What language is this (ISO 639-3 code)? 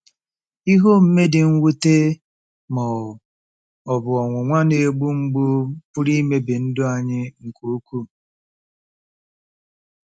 ibo